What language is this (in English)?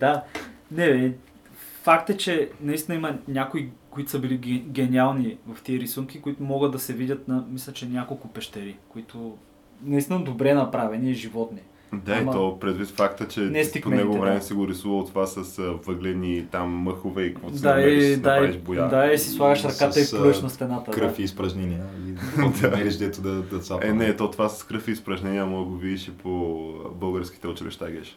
Bulgarian